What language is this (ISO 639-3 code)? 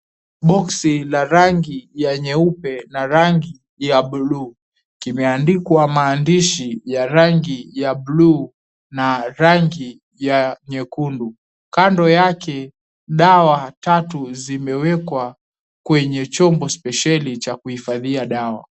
swa